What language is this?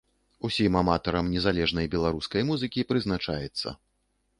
Belarusian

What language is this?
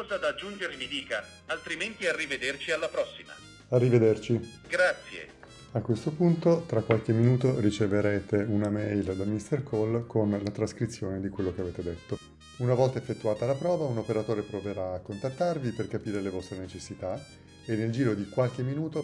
Italian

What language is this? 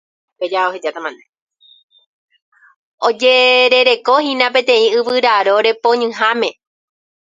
Guarani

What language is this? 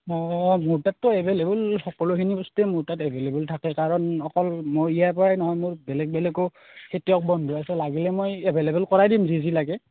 Assamese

